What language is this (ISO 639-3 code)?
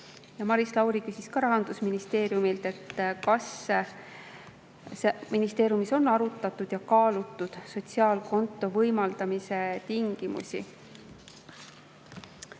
est